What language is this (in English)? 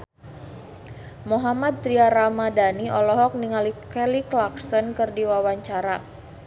Sundanese